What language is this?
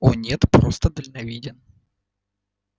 Russian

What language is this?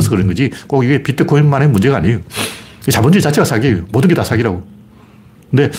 Korean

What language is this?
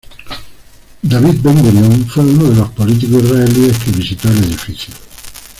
Spanish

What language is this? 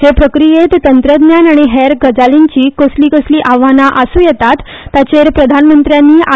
Konkani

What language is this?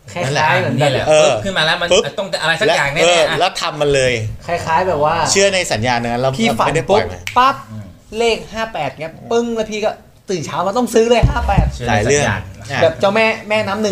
Thai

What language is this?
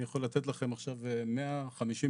Hebrew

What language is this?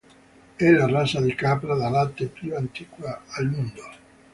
Italian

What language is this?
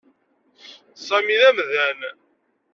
Kabyle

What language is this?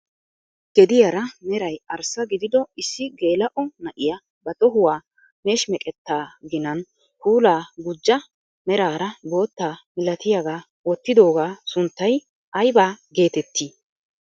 Wolaytta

